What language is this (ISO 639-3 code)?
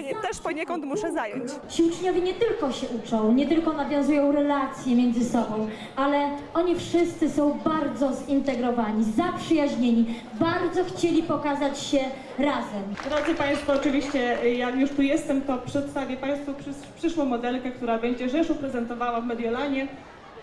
pol